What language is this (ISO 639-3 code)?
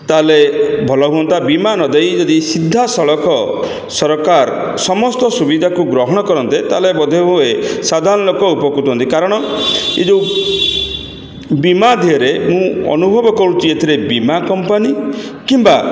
ori